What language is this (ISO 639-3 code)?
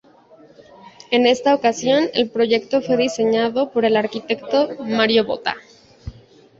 spa